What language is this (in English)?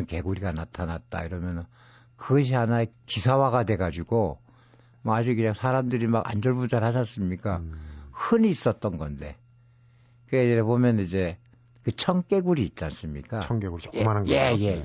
Korean